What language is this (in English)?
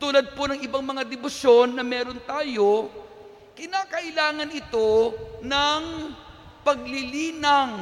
Filipino